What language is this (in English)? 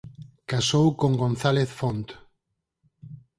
Galician